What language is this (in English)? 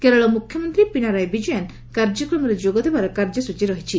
Odia